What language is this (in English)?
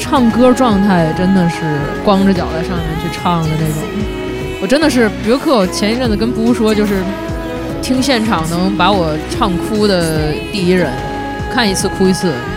Chinese